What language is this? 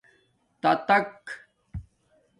Domaaki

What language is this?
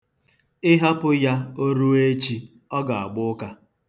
Igbo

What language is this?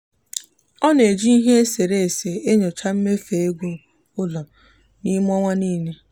Igbo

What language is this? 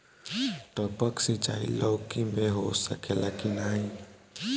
Bhojpuri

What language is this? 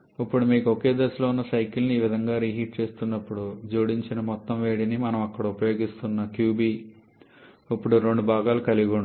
Telugu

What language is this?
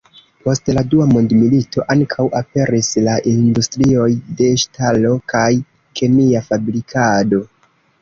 Esperanto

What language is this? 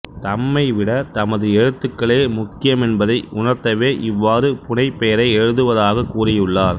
Tamil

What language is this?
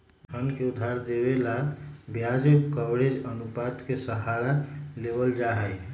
Magahi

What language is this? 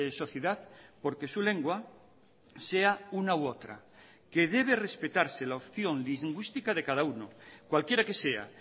Spanish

